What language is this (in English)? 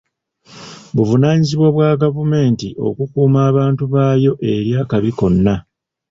Ganda